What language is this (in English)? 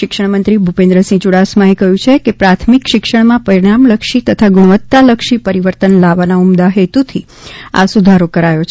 Gujarati